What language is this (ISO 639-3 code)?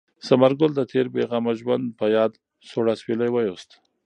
pus